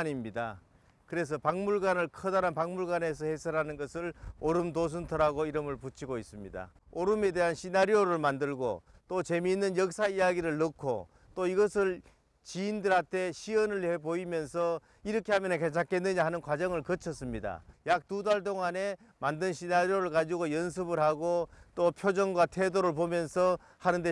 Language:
Korean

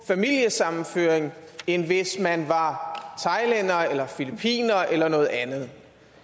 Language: Danish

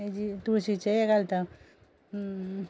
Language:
Konkani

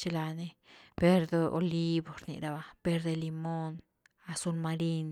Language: Güilá Zapotec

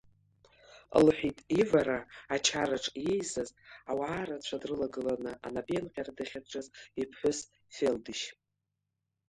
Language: Abkhazian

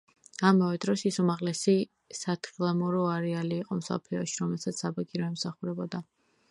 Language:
Georgian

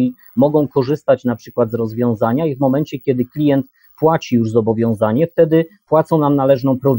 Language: Polish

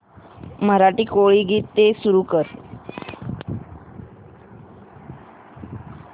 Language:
Marathi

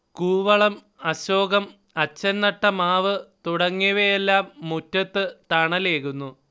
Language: Malayalam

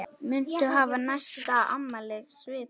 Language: Icelandic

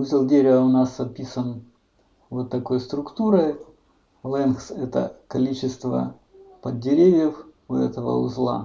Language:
Russian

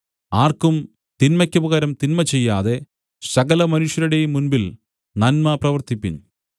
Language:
Malayalam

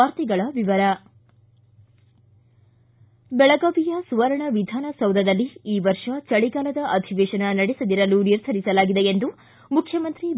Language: Kannada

